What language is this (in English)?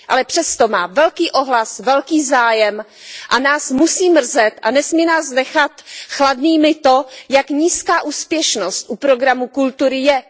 Czech